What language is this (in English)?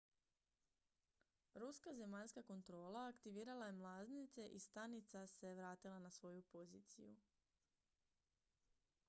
Croatian